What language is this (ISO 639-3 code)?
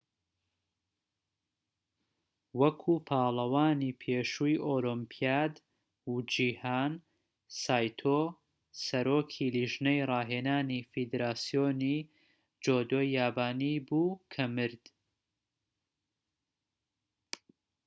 ckb